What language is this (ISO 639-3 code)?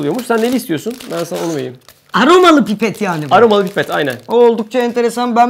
tur